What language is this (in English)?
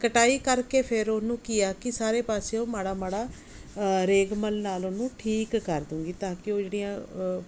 Punjabi